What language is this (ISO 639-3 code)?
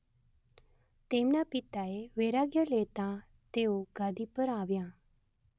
guj